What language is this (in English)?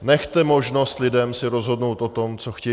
Czech